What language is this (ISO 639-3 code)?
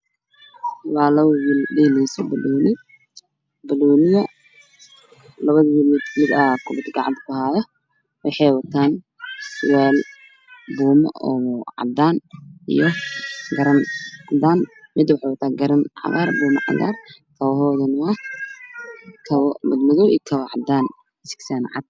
som